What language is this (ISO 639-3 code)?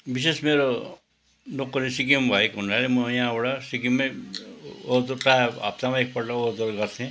nep